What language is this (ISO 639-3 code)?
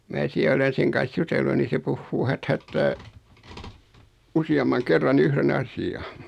fin